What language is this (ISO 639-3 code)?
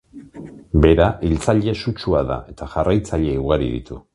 eus